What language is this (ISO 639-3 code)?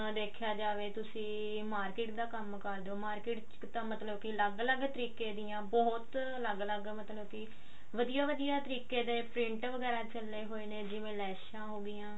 pan